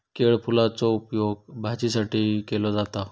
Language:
Marathi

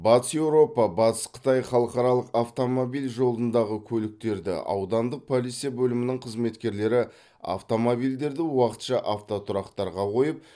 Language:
Kazakh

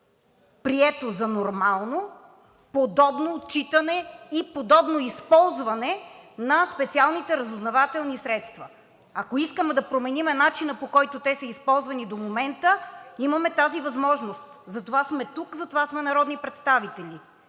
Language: Bulgarian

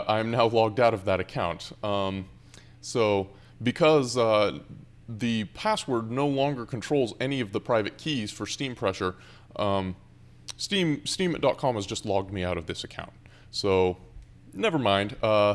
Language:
English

